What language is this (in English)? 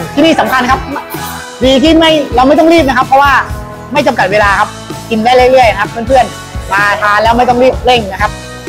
Thai